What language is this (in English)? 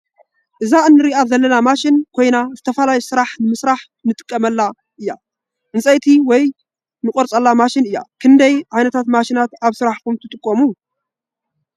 Tigrinya